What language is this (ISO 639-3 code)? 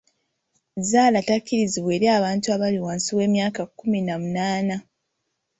lug